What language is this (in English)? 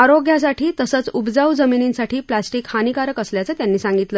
Marathi